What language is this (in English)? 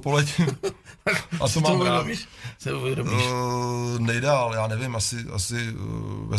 Czech